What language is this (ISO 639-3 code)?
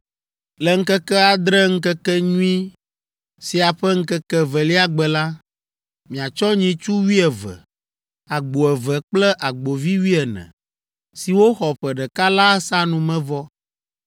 ewe